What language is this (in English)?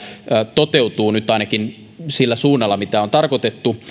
Finnish